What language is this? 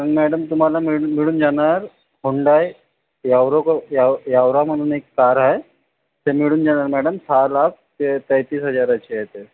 Marathi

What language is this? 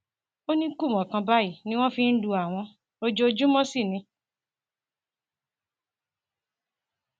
Yoruba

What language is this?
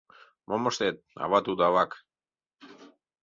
Mari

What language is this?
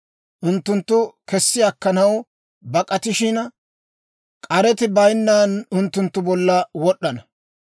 Dawro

